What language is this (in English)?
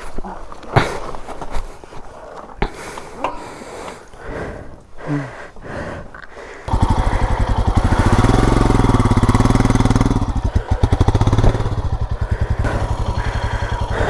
Kannada